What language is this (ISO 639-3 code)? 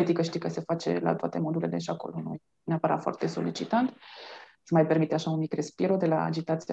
ron